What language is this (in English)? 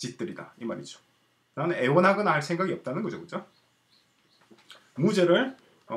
Korean